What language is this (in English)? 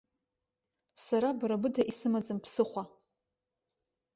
Abkhazian